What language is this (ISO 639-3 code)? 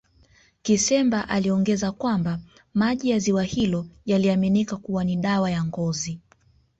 swa